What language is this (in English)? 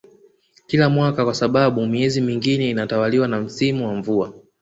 Swahili